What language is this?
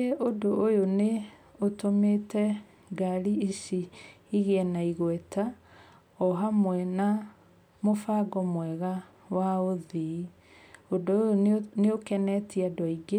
Kikuyu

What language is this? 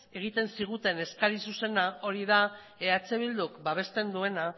Basque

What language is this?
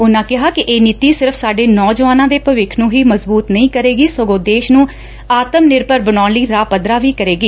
Punjabi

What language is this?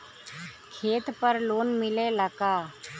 Bhojpuri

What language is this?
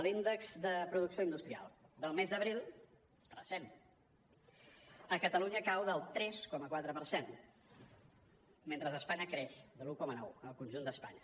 Catalan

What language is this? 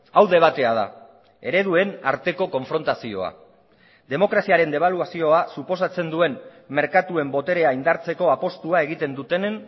Basque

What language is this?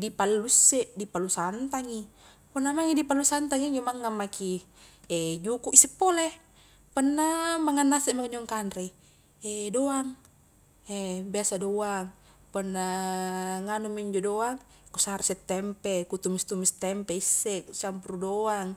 Highland Konjo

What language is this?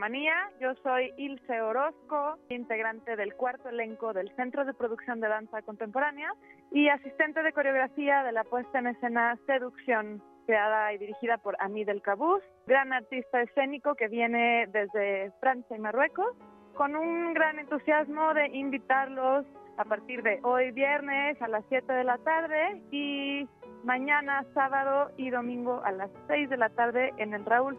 Spanish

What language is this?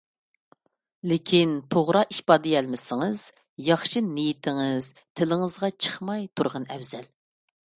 Uyghur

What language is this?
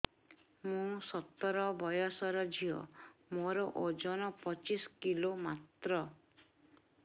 Odia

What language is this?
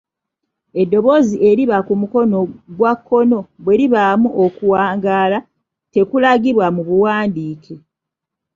Ganda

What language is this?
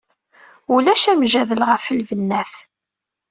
Kabyle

